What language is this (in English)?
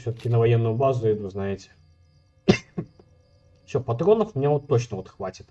Russian